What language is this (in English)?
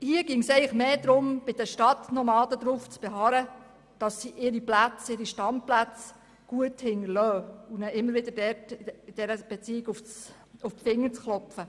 Swiss German